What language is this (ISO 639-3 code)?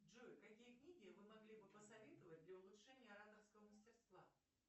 rus